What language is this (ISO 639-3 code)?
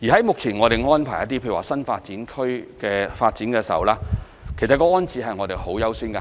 yue